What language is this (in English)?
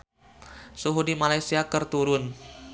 Sundanese